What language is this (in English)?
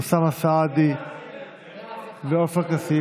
Hebrew